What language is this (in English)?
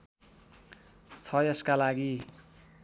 Nepali